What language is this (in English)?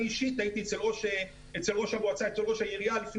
Hebrew